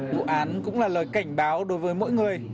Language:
Vietnamese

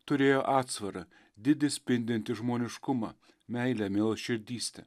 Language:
Lithuanian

